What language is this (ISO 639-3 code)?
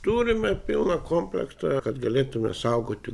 lit